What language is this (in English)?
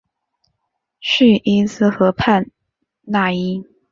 Chinese